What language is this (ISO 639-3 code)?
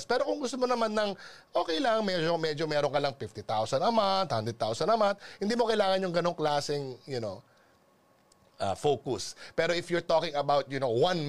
fil